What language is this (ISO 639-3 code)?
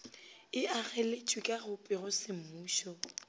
nso